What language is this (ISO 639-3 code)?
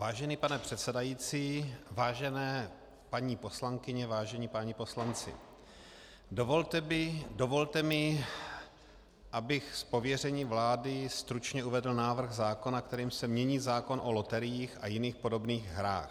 ces